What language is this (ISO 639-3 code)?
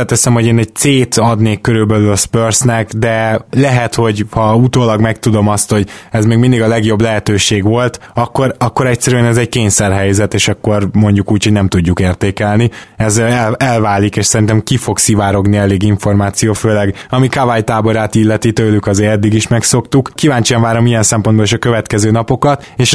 hun